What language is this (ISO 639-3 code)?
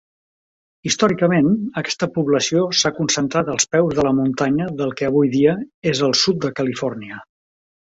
cat